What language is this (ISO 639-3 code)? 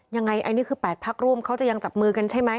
tha